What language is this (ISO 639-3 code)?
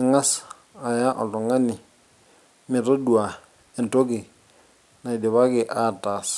mas